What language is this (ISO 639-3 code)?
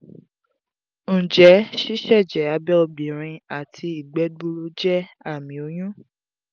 yor